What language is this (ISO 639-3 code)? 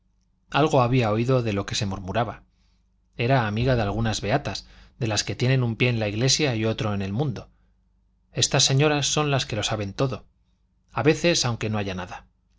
spa